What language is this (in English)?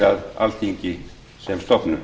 Icelandic